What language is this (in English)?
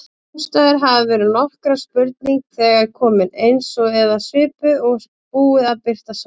Icelandic